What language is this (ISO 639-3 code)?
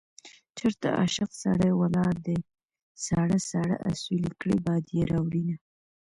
pus